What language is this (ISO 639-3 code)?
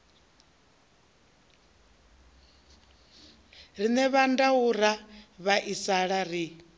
ven